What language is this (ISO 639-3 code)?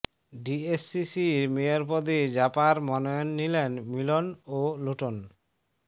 ben